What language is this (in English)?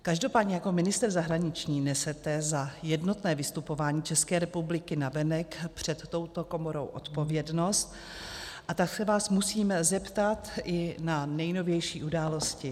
Czech